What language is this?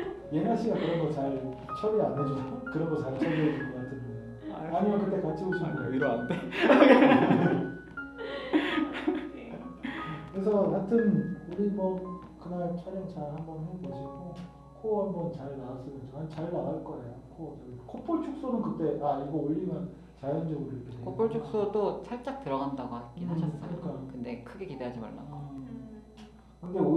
Korean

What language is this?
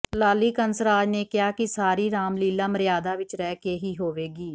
Punjabi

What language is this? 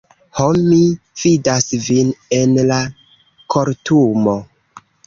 Esperanto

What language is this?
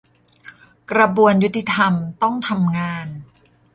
Thai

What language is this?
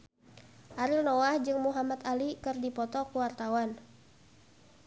Sundanese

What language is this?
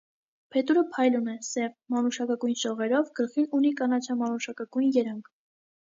Armenian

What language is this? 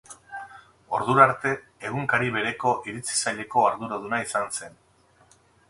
Basque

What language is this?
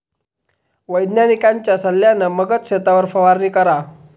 Marathi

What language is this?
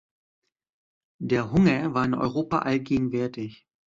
German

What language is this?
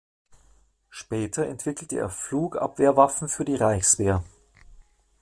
German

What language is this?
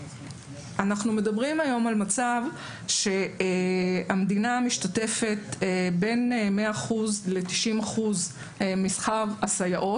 Hebrew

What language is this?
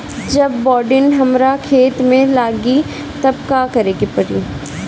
Bhojpuri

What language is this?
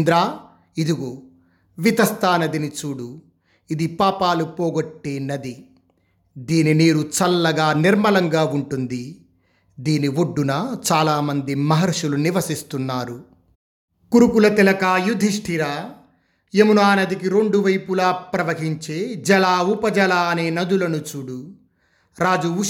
Telugu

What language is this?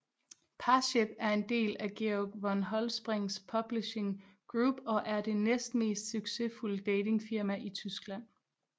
Danish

